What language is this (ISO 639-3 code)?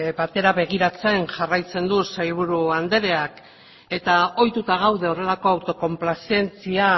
eus